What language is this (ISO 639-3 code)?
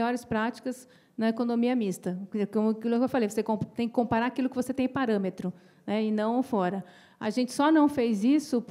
por